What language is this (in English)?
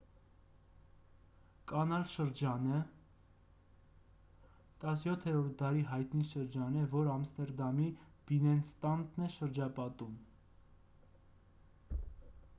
Armenian